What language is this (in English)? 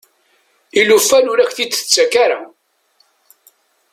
Kabyle